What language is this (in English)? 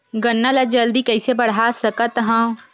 Chhattisgarhi